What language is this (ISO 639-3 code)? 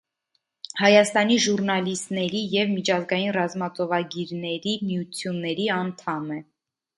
hye